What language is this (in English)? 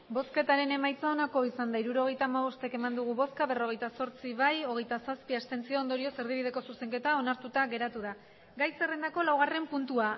Basque